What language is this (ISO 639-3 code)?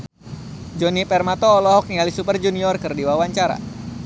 sun